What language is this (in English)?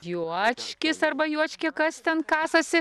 Lithuanian